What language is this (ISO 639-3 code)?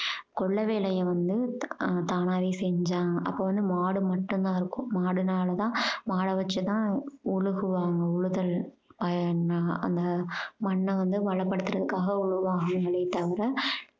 tam